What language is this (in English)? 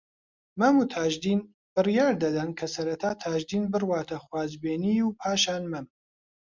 Central Kurdish